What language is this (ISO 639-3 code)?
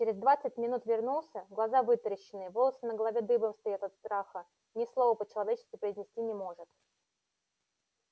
rus